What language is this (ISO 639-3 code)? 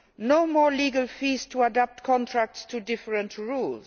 eng